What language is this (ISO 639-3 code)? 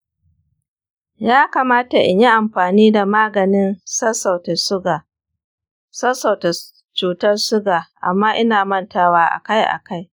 hau